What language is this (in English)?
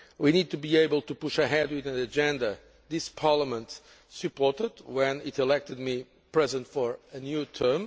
English